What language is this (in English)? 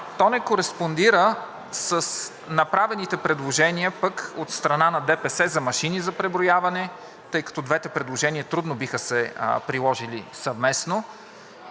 Bulgarian